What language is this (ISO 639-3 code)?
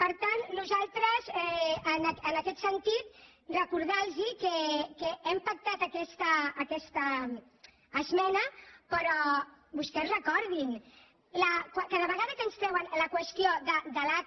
cat